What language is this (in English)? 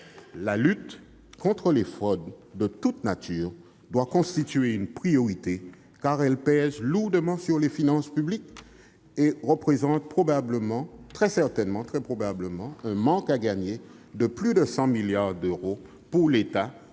French